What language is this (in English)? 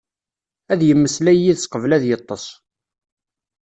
Kabyle